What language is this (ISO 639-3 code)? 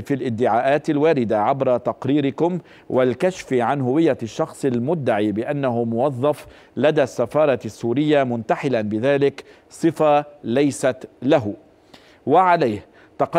ara